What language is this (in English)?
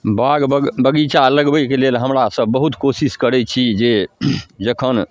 Maithili